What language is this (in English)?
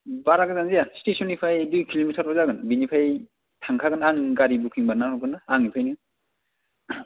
Bodo